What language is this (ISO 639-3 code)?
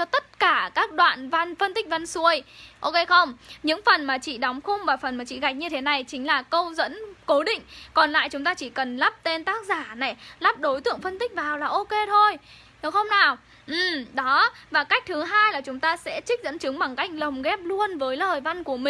vie